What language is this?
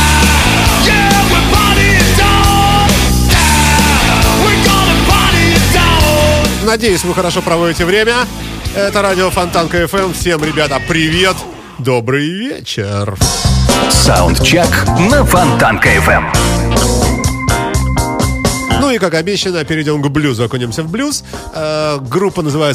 Russian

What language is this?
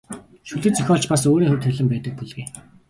Mongolian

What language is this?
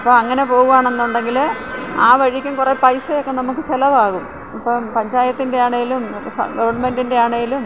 Malayalam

